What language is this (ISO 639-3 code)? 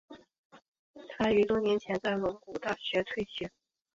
zho